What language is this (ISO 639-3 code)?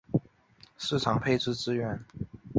zho